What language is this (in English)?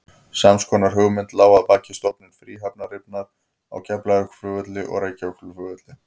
Icelandic